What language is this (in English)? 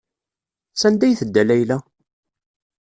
Kabyle